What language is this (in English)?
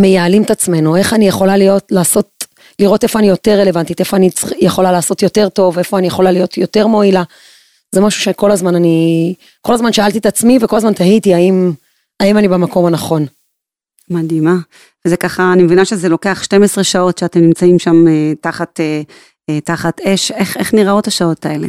Hebrew